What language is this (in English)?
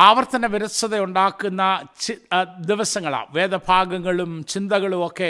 Malayalam